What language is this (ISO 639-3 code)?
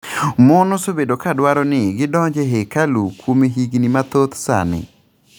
luo